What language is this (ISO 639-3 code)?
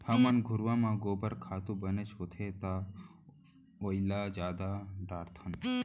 hne